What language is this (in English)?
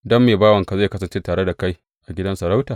Hausa